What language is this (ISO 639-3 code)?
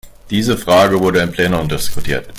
deu